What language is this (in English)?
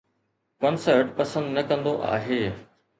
Sindhi